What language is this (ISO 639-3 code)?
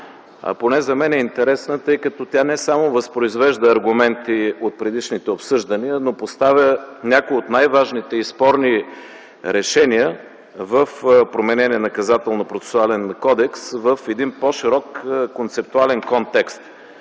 bul